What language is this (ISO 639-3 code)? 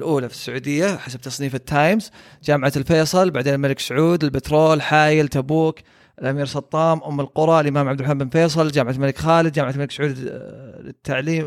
ara